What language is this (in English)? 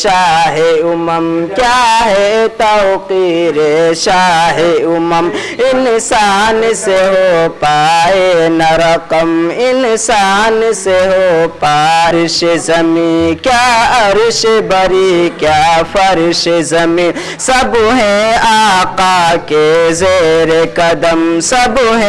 Turkish